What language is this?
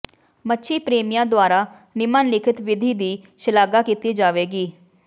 Punjabi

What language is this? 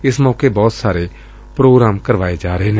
Punjabi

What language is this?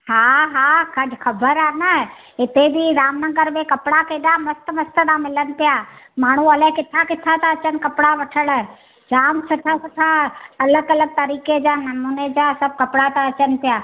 Sindhi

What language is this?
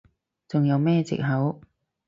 Cantonese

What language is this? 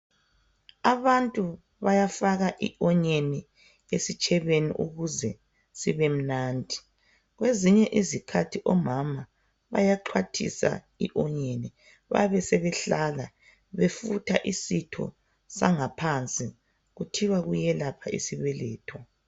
North Ndebele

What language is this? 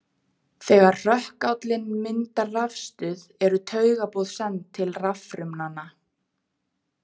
Icelandic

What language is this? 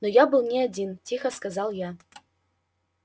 Russian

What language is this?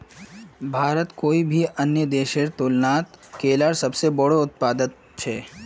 Magahi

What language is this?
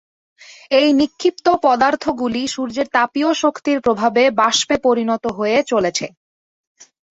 Bangla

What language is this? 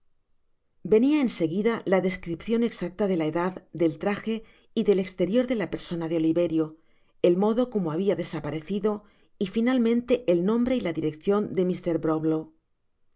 Spanish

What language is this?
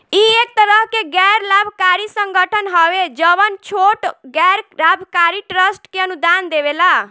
Bhojpuri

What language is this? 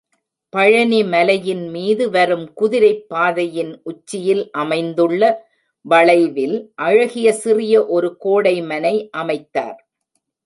Tamil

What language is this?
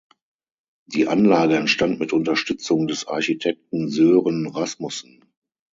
German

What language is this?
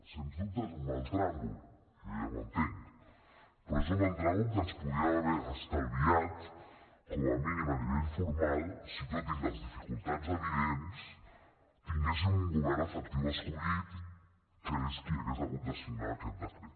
Catalan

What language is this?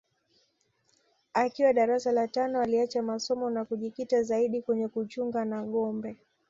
Swahili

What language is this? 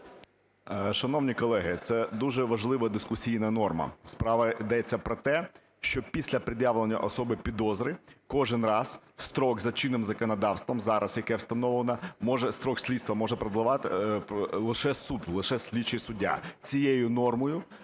Ukrainian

